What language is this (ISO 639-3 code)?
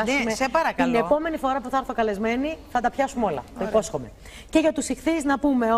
ell